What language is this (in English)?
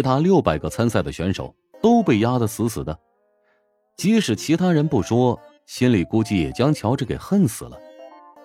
Chinese